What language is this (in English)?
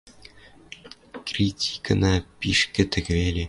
Western Mari